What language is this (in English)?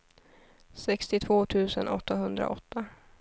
Swedish